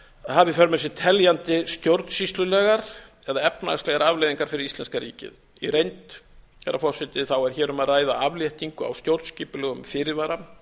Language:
Icelandic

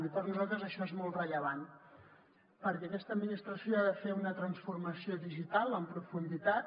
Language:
Catalan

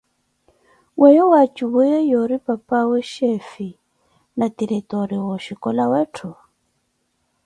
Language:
Koti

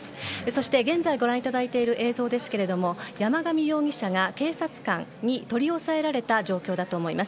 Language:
Japanese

